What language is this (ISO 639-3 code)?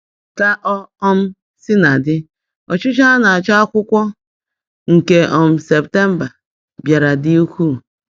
ibo